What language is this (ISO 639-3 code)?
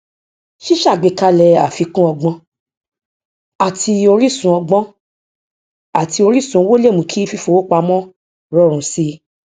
yor